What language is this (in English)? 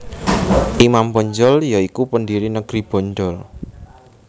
Javanese